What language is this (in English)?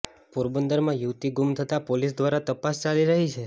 Gujarati